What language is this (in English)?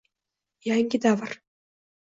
Uzbek